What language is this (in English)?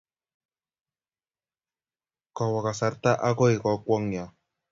Kalenjin